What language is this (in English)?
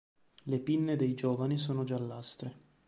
Italian